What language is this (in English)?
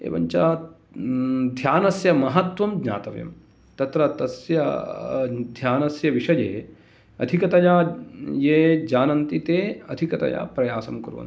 Sanskrit